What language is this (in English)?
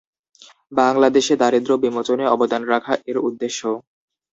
Bangla